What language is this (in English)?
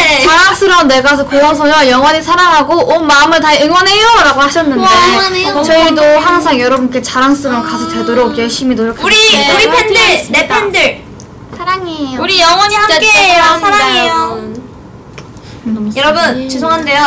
Korean